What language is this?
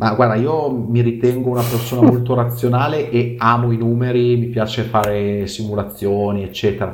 Italian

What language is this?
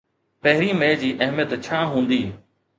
Sindhi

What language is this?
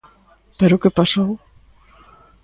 Galician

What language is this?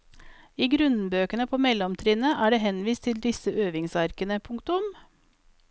Norwegian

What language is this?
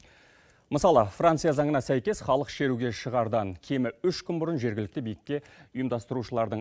Kazakh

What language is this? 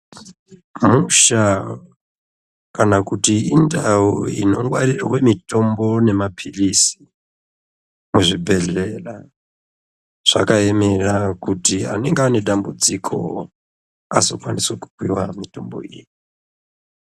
Ndau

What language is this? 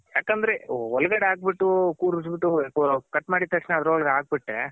Kannada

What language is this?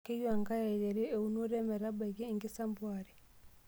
Masai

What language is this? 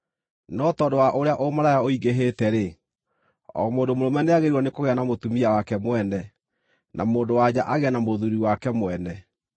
Kikuyu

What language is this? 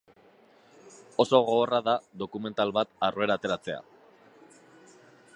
Basque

